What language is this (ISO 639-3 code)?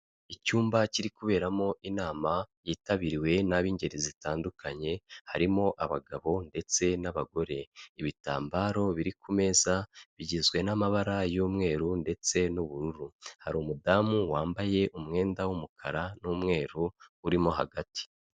kin